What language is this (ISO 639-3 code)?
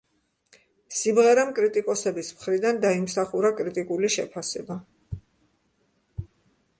kat